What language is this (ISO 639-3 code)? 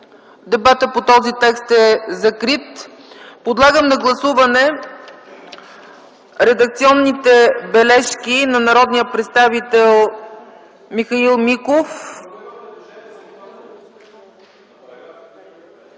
bul